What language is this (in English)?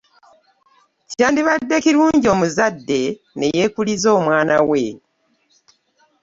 Ganda